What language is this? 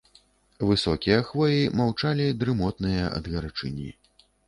Belarusian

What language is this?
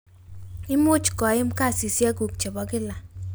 Kalenjin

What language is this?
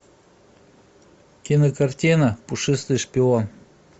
Russian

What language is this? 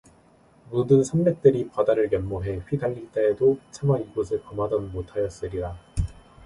Korean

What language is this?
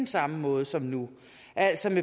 Danish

